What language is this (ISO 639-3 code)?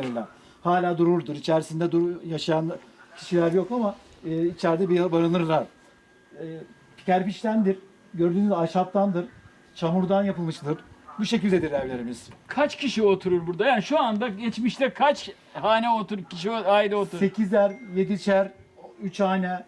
tur